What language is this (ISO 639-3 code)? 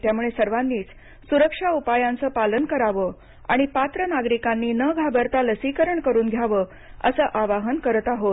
mar